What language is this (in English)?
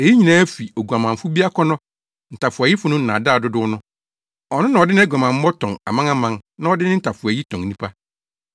Akan